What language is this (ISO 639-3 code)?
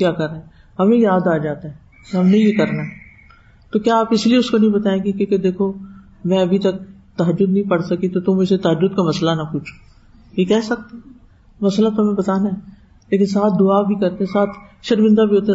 urd